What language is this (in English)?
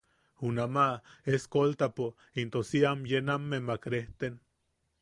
Yaqui